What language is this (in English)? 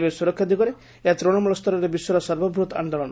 Odia